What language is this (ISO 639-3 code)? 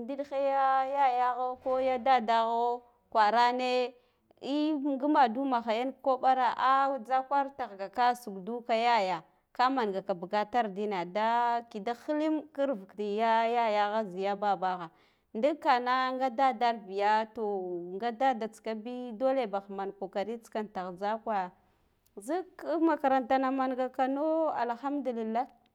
gdf